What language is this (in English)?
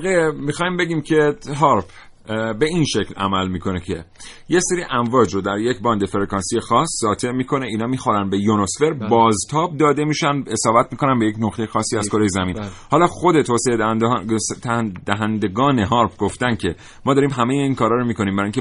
Persian